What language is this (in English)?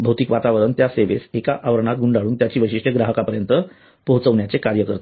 Marathi